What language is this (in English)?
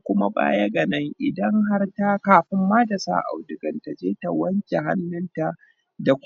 Hausa